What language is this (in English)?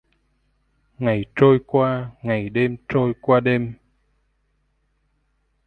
Vietnamese